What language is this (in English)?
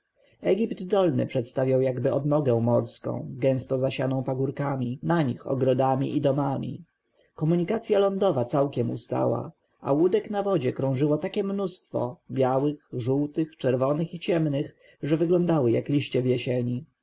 Polish